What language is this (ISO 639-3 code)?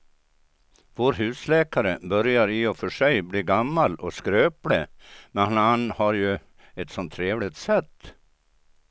swe